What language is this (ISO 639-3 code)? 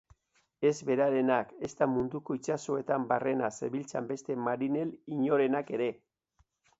eus